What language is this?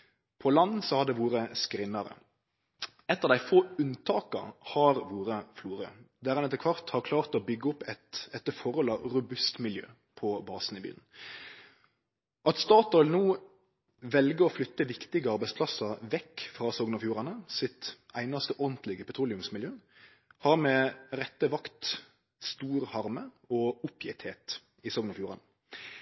Norwegian Nynorsk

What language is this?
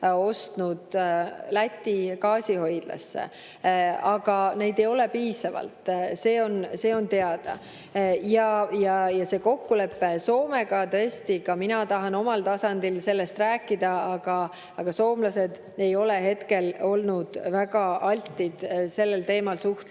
Estonian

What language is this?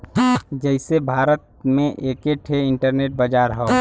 Bhojpuri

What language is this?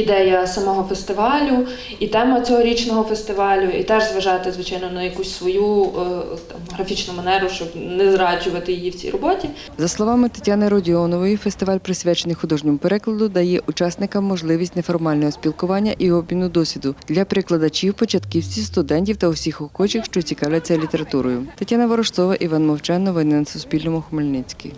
Ukrainian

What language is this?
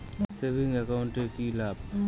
Bangla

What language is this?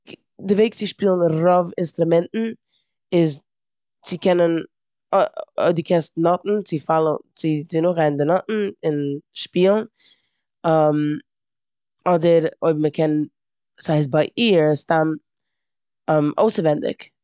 Yiddish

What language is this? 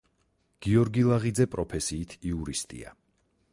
Georgian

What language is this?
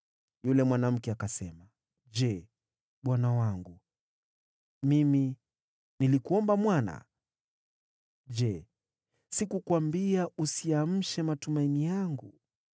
Swahili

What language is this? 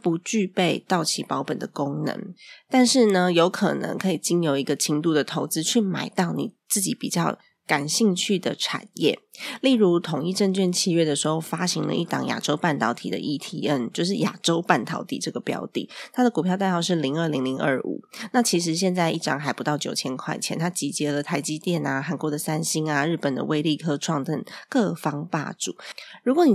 Chinese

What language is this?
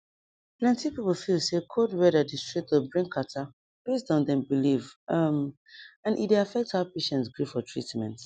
Nigerian Pidgin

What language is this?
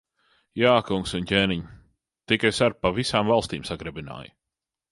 Latvian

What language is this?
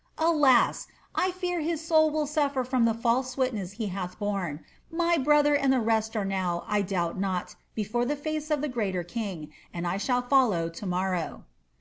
English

